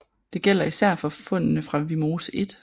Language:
Danish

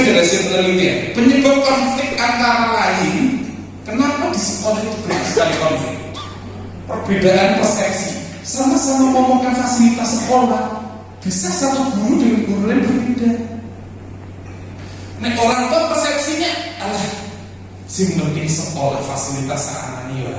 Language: Indonesian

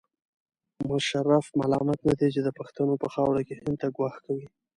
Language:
Pashto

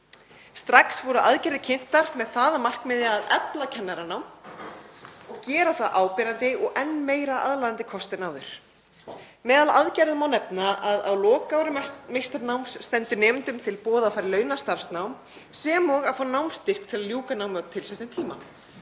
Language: Icelandic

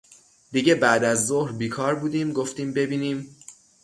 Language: Persian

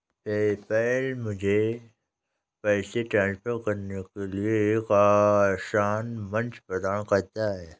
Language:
Hindi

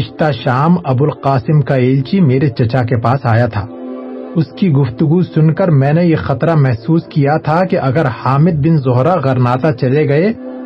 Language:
Urdu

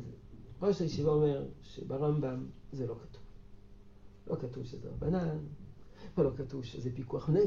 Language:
Hebrew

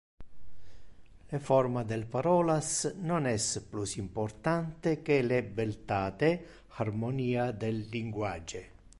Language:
Interlingua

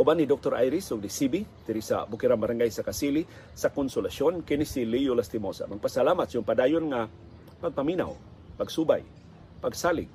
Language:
Filipino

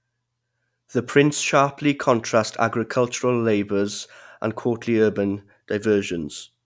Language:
English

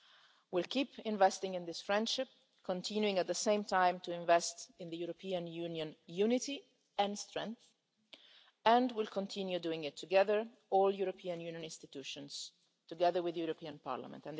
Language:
English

